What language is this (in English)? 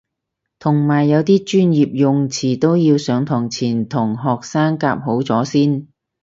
Cantonese